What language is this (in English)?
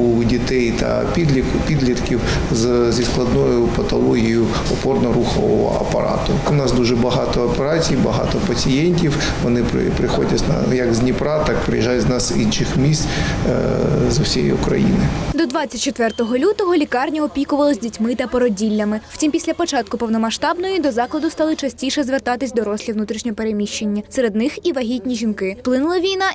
Ukrainian